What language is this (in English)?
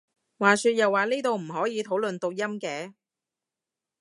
Cantonese